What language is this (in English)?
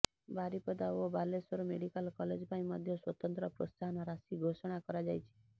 Odia